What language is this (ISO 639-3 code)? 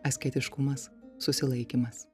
lit